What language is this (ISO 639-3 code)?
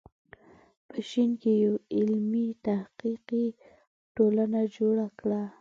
pus